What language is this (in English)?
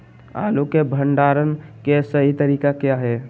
Magahi